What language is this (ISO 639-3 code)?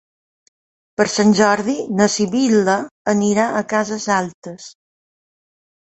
cat